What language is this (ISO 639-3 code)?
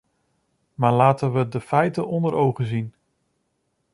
nld